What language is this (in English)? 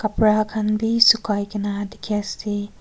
Naga Pidgin